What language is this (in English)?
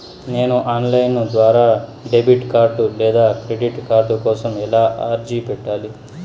Telugu